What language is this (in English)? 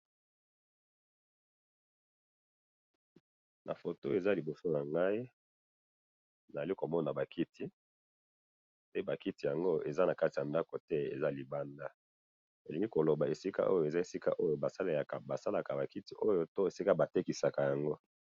Lingala